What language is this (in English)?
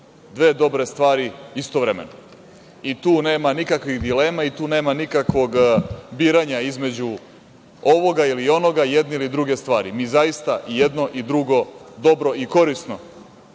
Serbian